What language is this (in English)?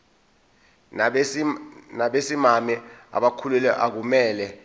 Zulu